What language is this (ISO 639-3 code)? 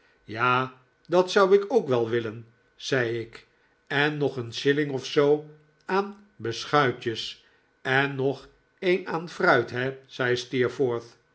nld